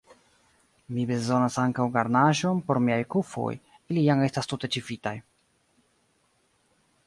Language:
Esperanto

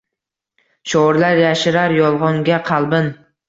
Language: Uzbek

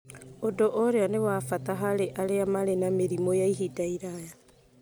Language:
Kikuyu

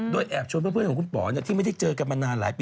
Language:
Thai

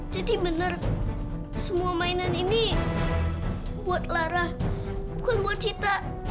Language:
Indonesian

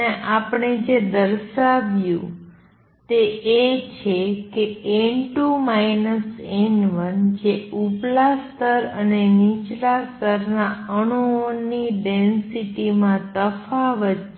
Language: Gujarati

